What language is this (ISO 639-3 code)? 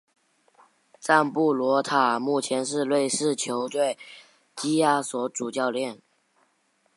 zho